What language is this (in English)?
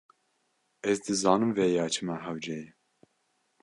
Kurdish